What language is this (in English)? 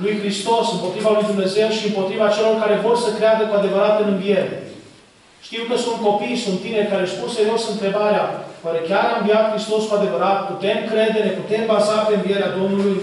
Romanian